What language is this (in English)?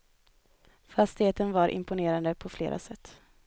Swedish